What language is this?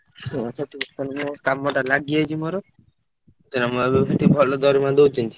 Odia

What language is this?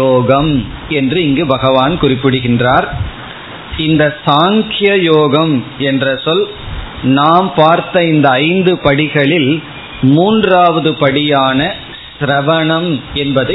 Tamil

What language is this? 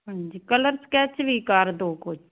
Punjabi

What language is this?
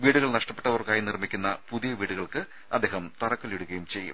Malayalam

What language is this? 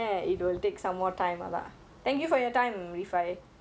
English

